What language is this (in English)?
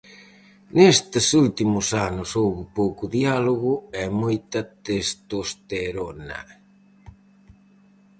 Galician